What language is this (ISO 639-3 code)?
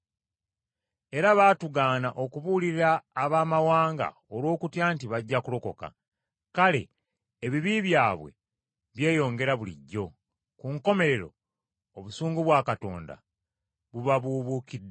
lug